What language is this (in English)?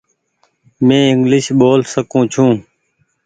Goaria